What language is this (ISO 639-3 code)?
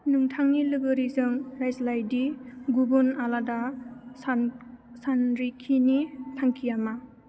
brx